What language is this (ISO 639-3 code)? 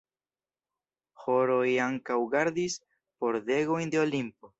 epo